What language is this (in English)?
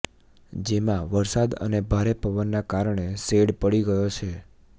Gujarati